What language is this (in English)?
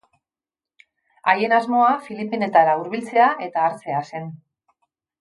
Basque